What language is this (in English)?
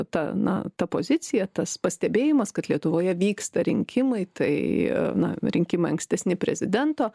Lithuanian